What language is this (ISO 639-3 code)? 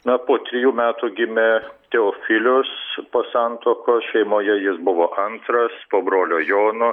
lit